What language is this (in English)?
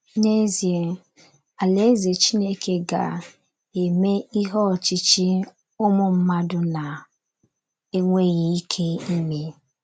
Igbo